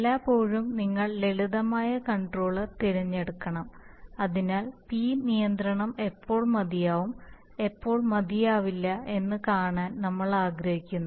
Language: Malayalam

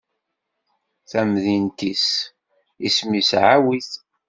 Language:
Kabyle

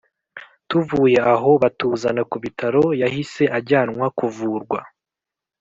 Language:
Kinyarwanda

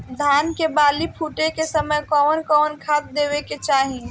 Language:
Bhojpuri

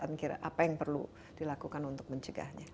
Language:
Indonesian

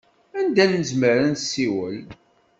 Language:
Kabyle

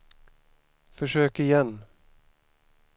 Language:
Swedish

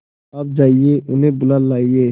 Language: Hindi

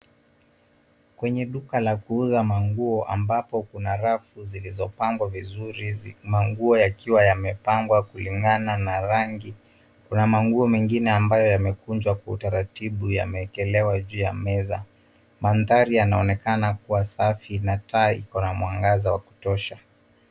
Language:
Swahili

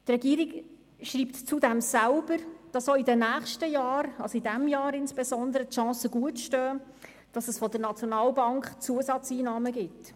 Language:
Swiss German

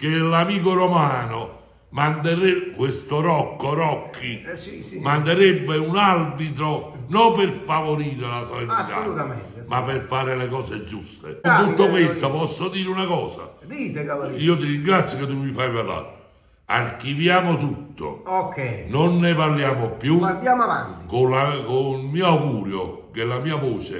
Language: Italian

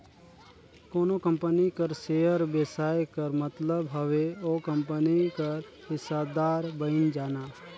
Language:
Chhattisgarhi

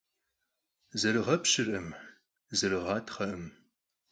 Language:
Kabardian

